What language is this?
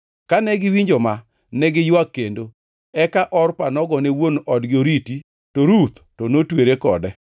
Luo (Kenya and Tanzania)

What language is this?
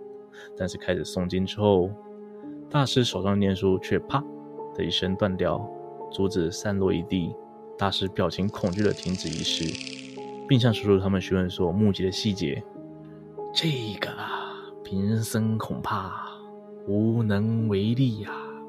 Chinese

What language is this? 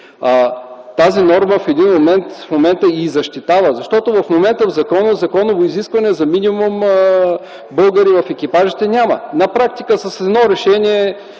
Bulgarian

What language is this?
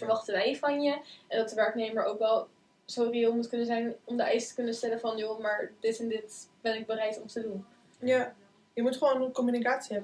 Dutch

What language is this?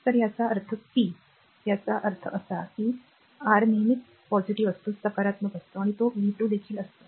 Marathi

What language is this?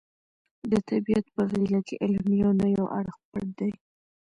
Pashto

